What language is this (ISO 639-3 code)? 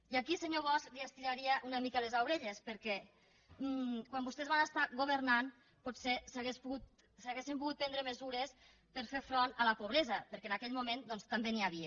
cat